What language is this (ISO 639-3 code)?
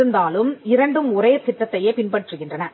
tam